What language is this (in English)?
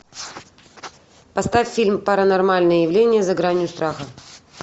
Russian